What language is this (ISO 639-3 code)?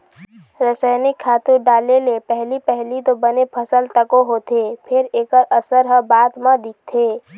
hne